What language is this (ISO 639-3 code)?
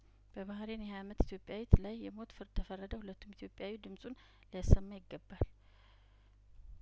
amh